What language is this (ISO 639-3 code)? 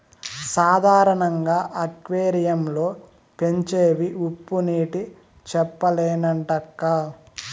tel